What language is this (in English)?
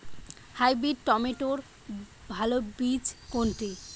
Bangla